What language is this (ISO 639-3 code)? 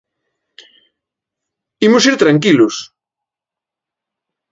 glg